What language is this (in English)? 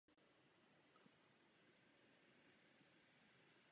Czech